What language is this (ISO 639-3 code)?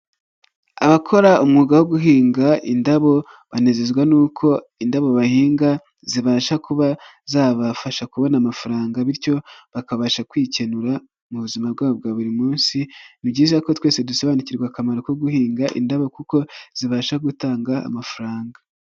kin